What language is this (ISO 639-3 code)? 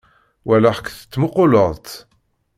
kab